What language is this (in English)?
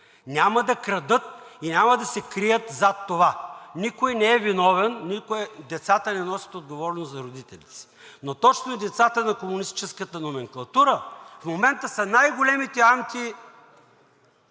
Bulgarian